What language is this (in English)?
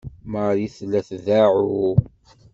Kabyle